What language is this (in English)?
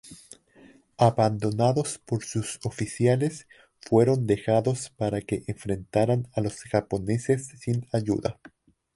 Spanish